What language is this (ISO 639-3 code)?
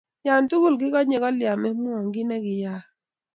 kln